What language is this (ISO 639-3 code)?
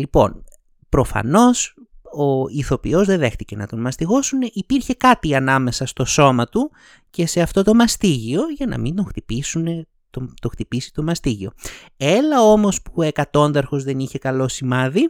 ell